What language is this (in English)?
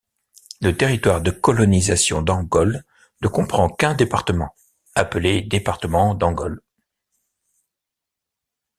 French